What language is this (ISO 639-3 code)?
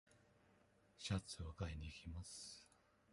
jpn